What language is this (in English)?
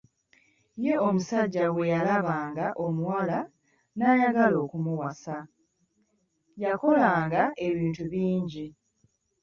Ganda